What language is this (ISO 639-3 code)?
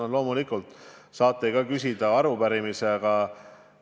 est